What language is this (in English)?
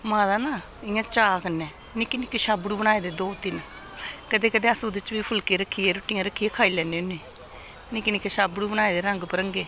Dogri